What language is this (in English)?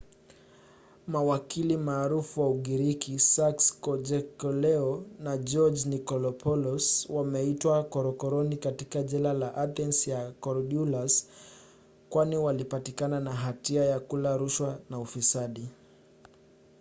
Swahili